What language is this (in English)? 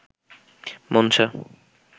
Bangla